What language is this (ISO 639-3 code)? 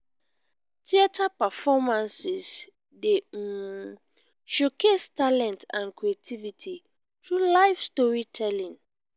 pcm